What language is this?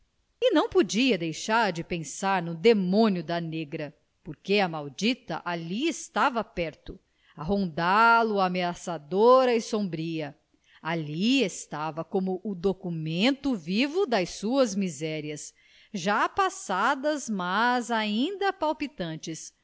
Portuguese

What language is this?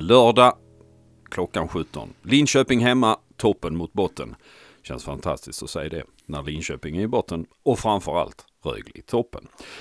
Swedish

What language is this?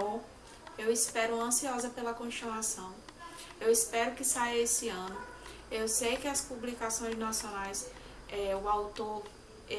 Portuguese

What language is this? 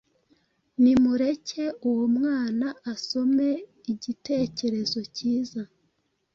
Kinyarwanda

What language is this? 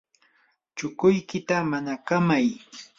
Yanahuanca Pasco Quechua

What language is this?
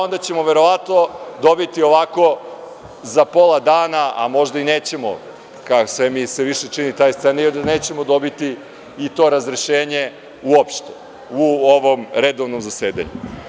Serbian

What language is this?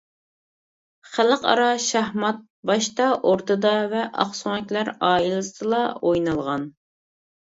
Uyghur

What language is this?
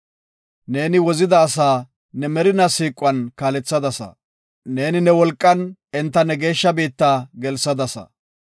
Gofa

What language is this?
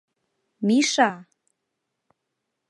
Mari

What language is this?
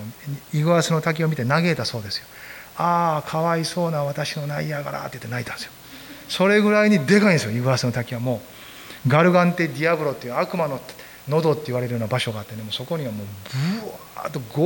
Japanese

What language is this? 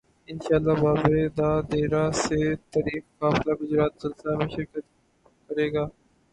Urdu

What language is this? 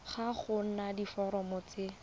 Tswana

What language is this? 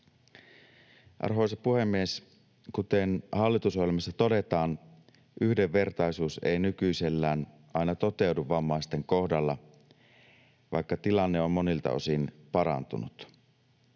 Finnish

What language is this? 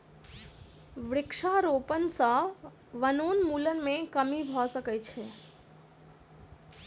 Maithili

